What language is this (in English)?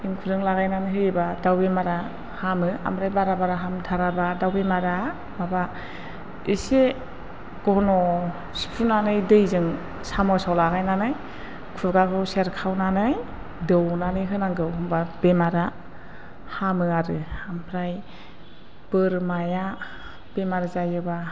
Bodo